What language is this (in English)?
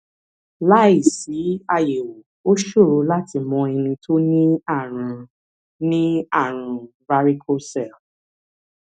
Yoruba